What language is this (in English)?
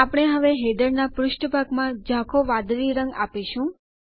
Gujarati